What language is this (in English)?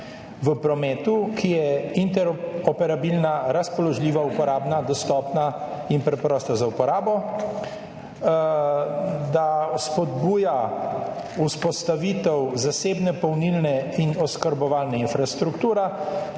Slovenian